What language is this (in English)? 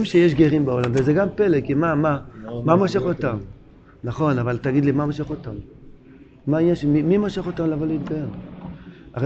Hebrew